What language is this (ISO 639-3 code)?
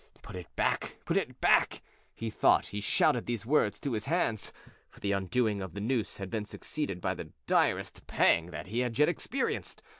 eng